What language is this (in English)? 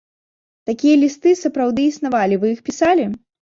Belarusian